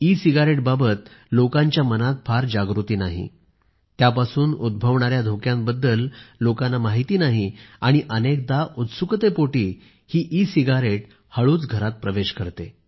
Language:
Marathi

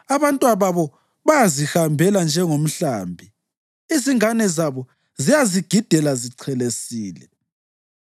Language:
North Ndebele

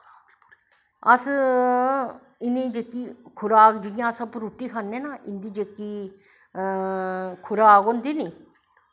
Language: Dogri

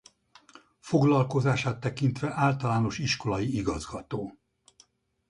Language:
Hungarian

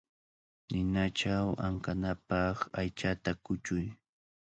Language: Cajatambo North Lima Quechua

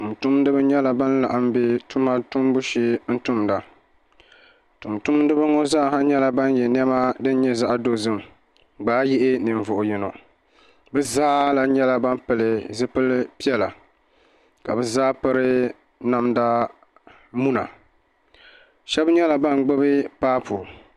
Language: Dagbani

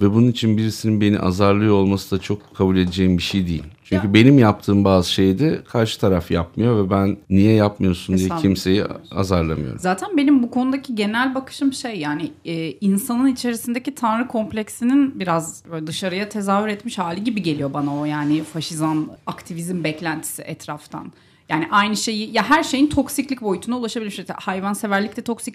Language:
Turkish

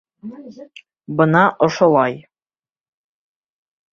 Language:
Bashkir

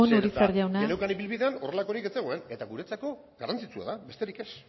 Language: Basque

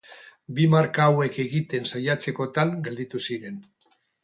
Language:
Basque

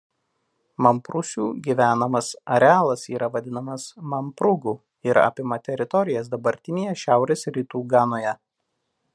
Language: Lithuanian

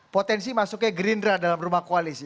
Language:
Indonesian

